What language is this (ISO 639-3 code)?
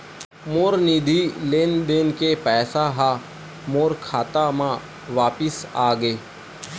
hne